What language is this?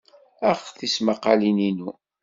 Kabyle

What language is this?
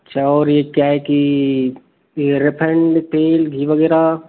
Hindi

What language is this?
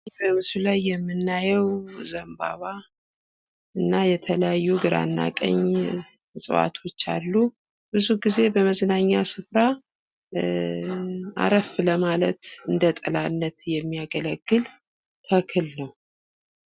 Amharic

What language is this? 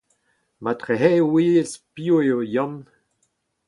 Breton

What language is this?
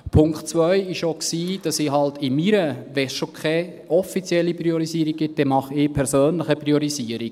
Swiss German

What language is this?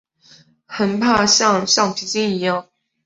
Chinese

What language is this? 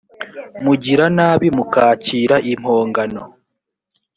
Kinyarwanda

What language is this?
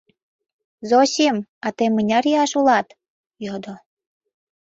Mari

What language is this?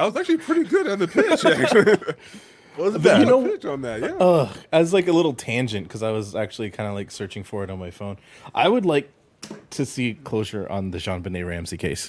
English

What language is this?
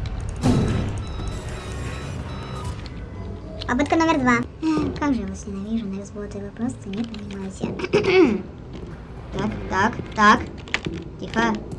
Russian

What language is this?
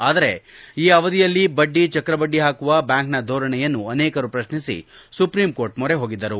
Kannada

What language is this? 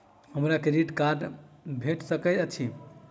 Maithili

